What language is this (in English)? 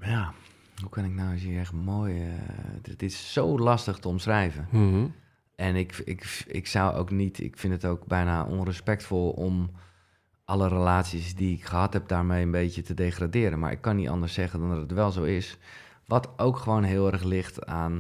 Dutch